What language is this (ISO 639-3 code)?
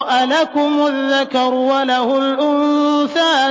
ara